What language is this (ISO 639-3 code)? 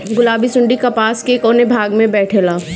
bho